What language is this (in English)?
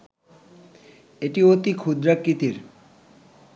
Bangla